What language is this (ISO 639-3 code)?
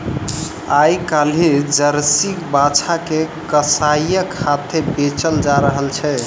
mai